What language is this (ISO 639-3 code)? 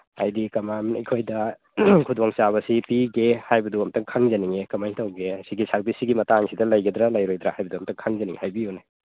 mni